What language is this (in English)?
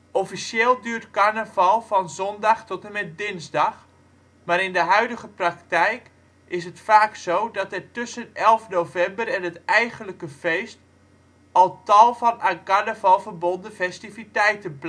Dutch